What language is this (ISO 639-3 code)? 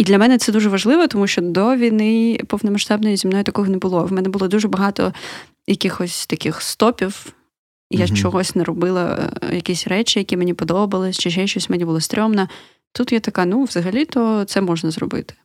ukr